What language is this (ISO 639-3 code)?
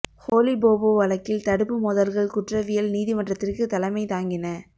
tam